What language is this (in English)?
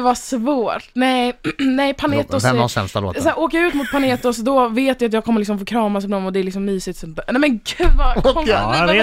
Swedish